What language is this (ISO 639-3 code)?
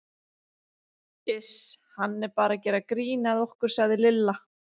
isl